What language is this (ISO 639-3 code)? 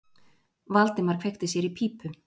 isl